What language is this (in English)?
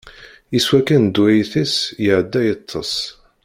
Kabyle